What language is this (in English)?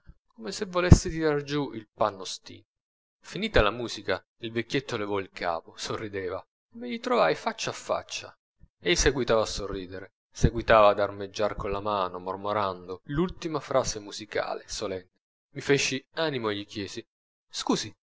Italian